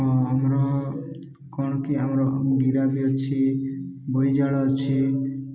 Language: Odia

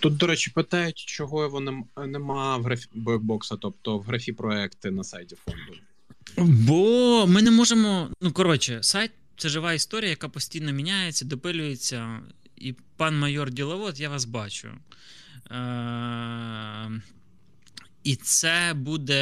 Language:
Ukrainian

